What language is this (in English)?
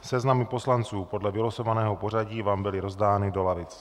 Czech